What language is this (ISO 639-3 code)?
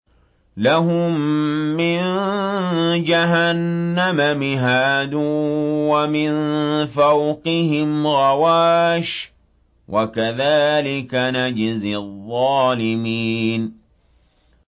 ara